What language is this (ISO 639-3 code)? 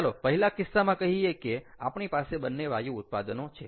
guj